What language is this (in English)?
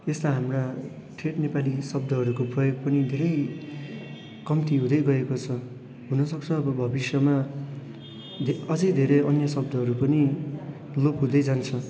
Nepali